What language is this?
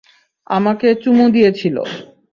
Bangla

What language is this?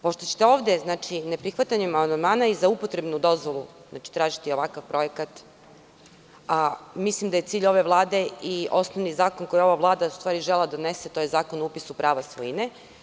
Serbian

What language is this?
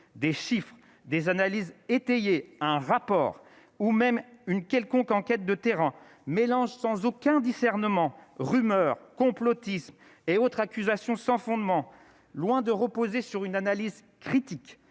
French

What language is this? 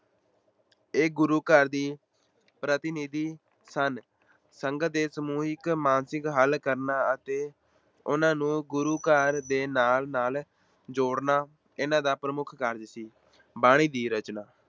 Punjabi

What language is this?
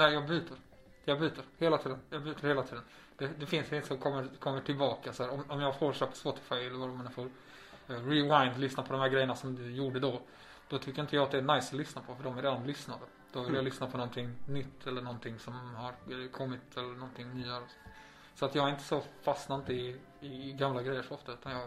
Swedish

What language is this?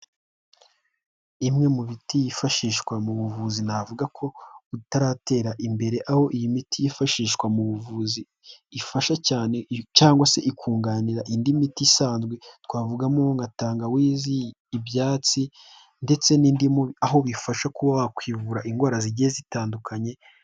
Kinyarwanda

